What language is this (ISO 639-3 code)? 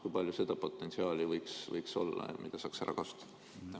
est